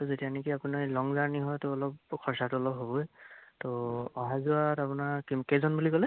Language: Assamese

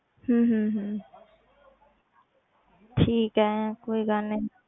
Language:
Punjabi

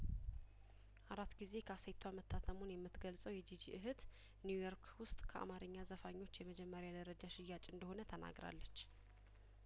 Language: Amharic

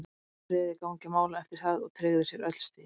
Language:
Icelandic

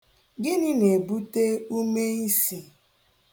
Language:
Igbo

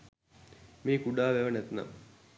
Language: Sinhala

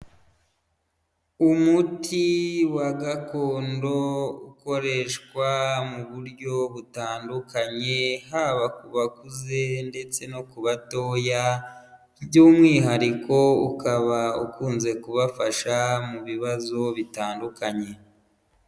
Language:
Kinyarwanda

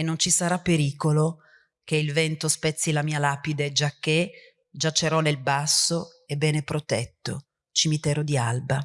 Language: Italian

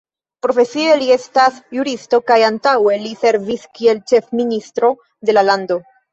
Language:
Esperanto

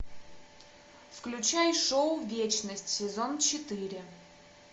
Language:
Russian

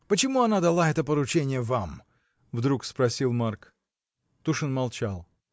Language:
Russian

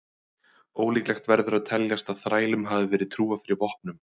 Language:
Icelandic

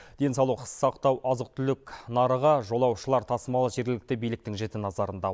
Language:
Kazakh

